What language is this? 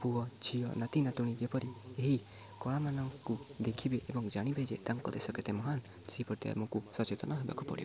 Odia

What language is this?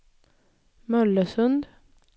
Swedish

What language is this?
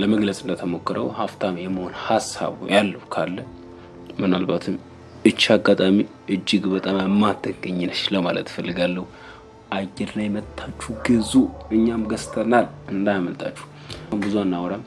Amharic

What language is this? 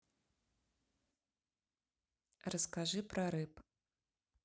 Russian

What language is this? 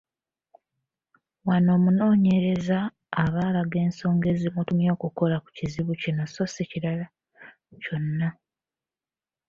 Ganda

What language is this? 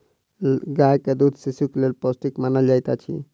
Maithili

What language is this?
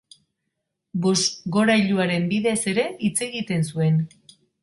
Basque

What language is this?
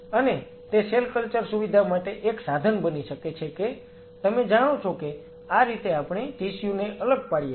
Gujarati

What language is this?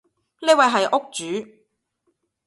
Cantonese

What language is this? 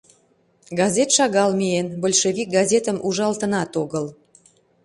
Mari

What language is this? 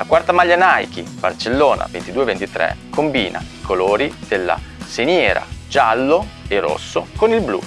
Italian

